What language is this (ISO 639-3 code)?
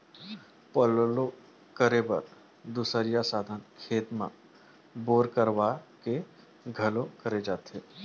hne